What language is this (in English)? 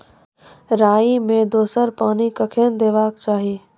Maithili